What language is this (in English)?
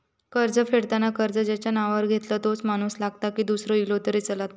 Marathi